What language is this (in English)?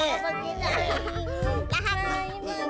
Indonesian